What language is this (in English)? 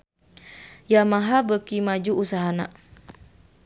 Sundanese